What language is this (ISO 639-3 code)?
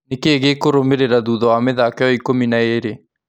kik